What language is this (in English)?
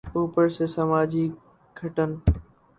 Urdu